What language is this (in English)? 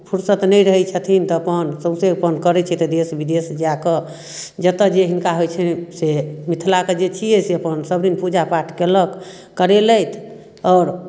Maithili